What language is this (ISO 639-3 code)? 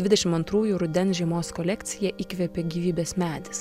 lit